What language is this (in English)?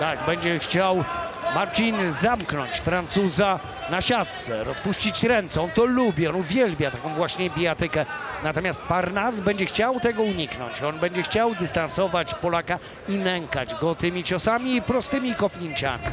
Polish